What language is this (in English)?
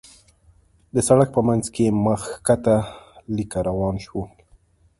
Pashto